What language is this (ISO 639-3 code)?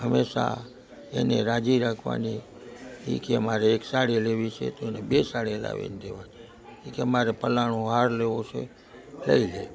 guj